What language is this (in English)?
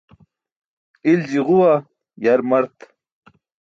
Burushaski